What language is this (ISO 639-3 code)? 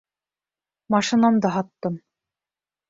bak